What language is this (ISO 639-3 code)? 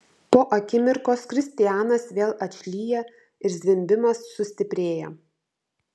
lit